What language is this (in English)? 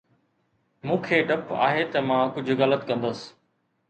Sindhi